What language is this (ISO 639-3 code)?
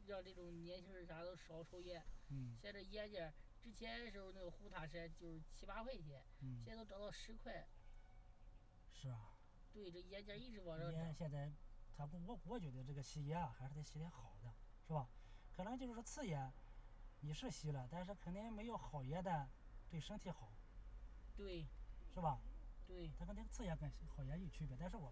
zho